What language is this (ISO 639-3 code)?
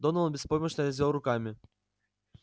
rus